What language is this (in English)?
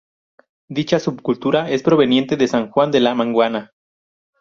Spanish